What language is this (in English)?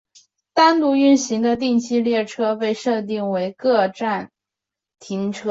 Chinese